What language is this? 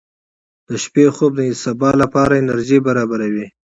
Pashto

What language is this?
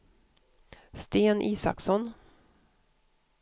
Swedish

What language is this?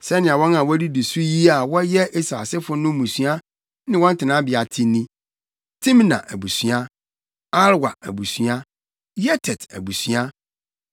Akan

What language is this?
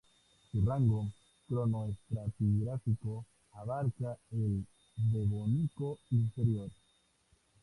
Spanish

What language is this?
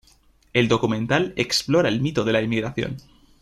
Spanish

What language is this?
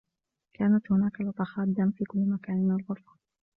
Arabic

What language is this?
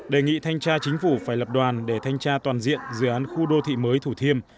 Vietnamese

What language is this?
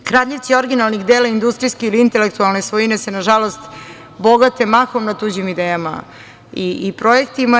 Serbian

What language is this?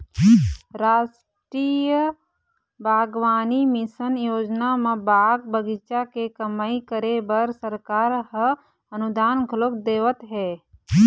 Chhattisgarhi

